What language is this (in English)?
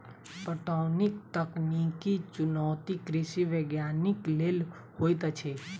Maithili